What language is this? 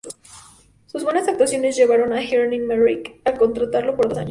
Spanish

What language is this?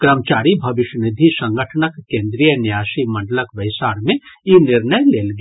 Maithili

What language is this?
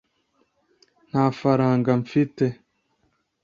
Kinyarwanda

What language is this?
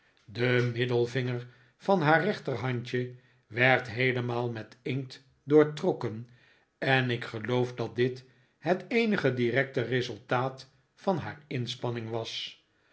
Dutch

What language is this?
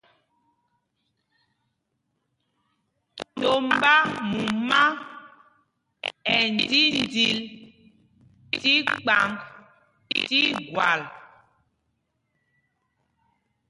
Mpumpong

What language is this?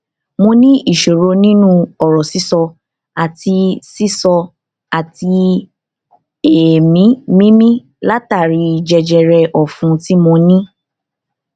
Yoruba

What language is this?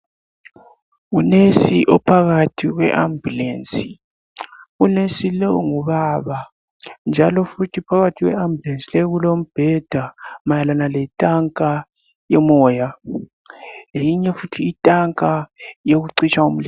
North Ndebele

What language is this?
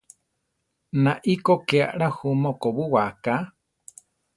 Central Tarahumara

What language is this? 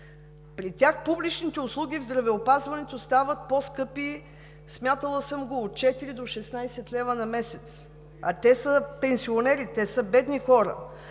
Bulgarian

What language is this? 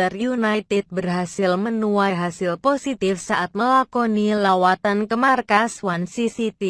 Indonesian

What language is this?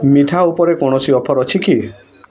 Odia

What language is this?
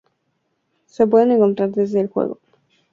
Spanish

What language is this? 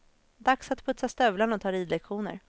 Swedish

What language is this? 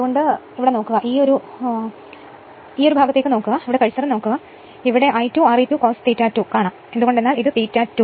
Malayalam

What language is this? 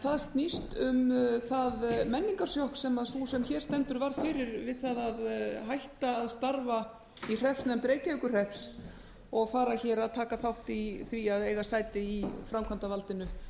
Icelandic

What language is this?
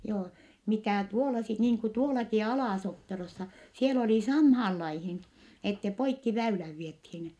Finnish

